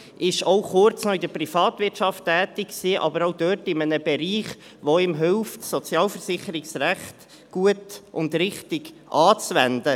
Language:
Swiss German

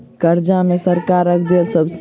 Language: Maithili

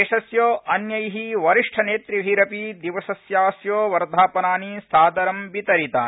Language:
Sanskrit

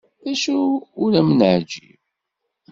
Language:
Kabyle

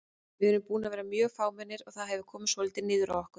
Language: Icelandic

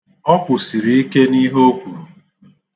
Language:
Igbo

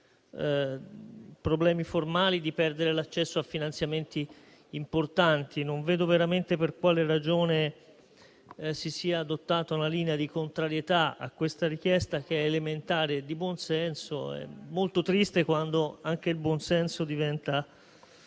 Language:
Italian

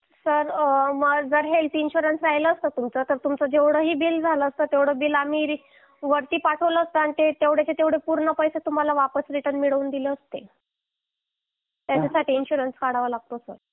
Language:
Marathi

